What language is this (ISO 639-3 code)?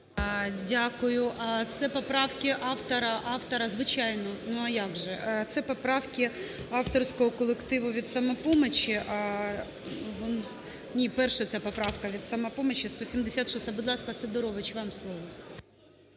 ukr